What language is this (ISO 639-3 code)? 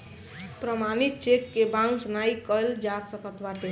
bho